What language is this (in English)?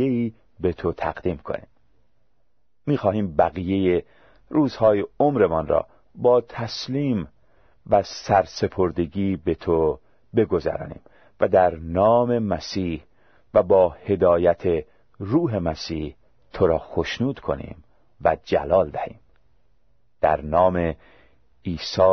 Persian